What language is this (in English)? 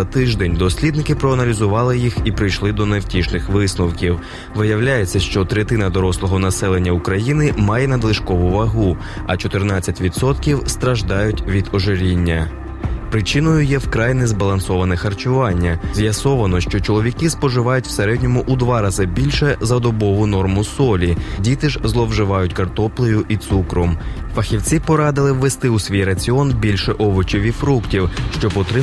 Ukrainian